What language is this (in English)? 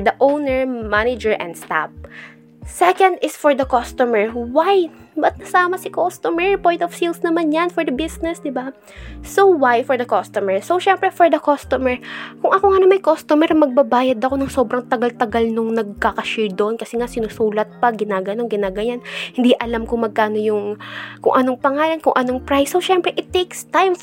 Filipino